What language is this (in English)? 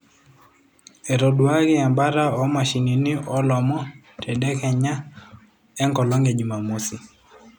Masai